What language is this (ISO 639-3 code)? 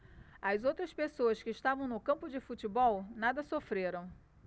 por